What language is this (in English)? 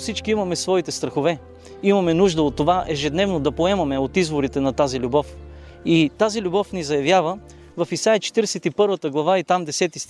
Bulgarian